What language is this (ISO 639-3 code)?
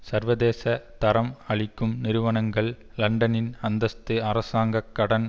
tam